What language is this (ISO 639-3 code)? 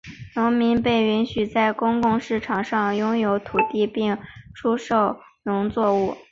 zho